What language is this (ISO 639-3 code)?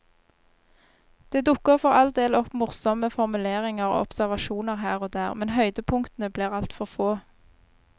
nor